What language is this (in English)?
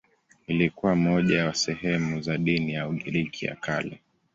Swahili